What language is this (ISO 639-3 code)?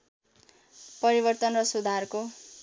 nep